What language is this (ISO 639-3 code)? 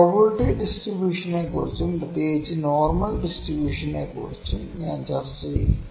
mal